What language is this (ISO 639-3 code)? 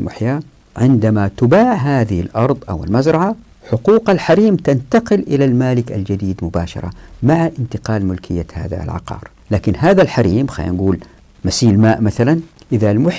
ara